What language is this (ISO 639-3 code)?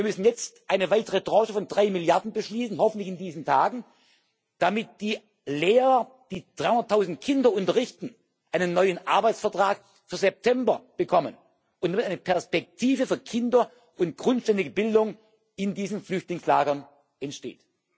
deu